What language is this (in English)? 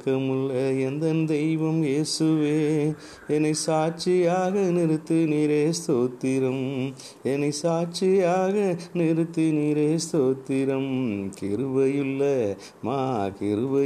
Tamil